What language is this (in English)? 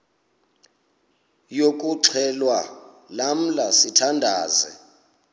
Xhosa